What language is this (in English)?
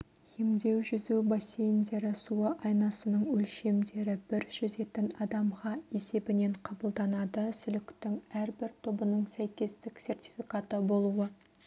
Kazakh